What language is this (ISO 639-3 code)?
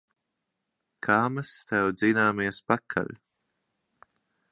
lav